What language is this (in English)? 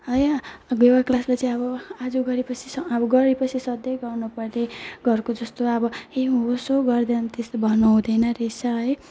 Nepali